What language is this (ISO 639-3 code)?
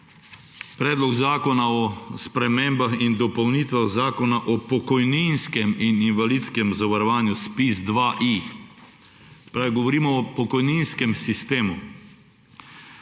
slv